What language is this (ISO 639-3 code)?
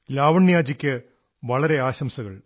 mal